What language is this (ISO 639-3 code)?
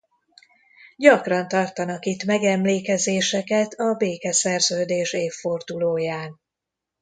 hun